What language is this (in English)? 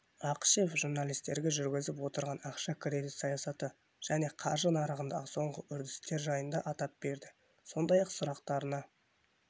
Kazakh